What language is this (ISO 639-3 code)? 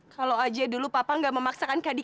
ind